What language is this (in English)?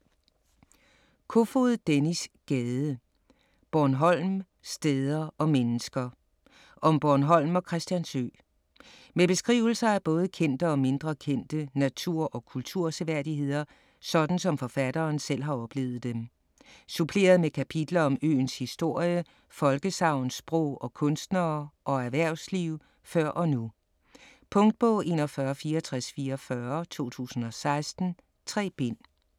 Danish